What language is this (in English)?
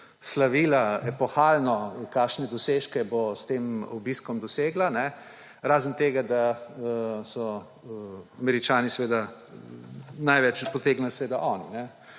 Slovenian